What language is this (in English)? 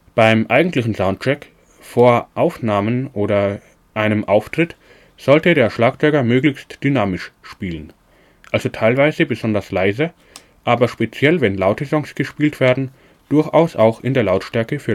German